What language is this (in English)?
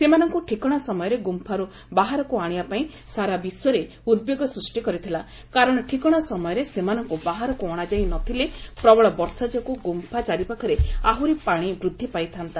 Odia